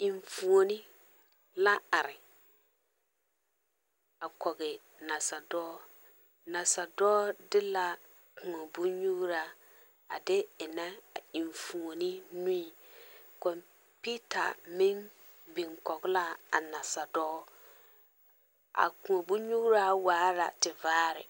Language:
Southern Dagaare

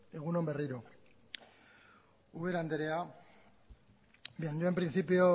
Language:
Basque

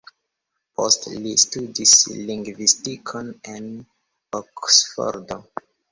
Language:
Esperanto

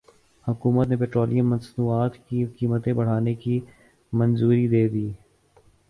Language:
Urdu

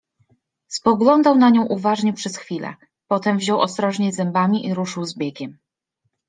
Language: Polish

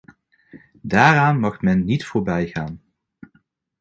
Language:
Dutch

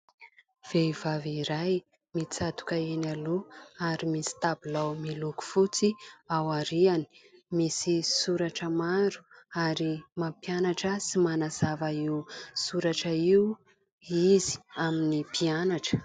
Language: Malagasy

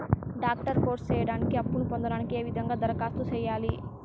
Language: Telugu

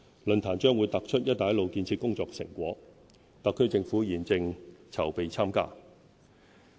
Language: Cantonese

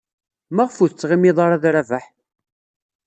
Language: Kabyle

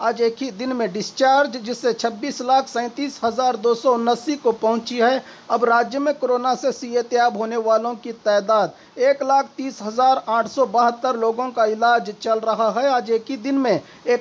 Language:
Hindi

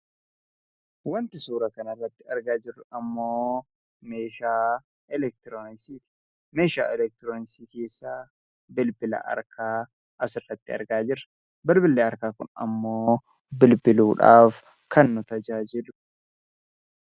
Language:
Oromo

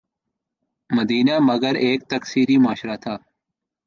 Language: Urdu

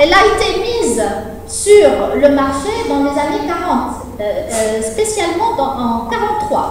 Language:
French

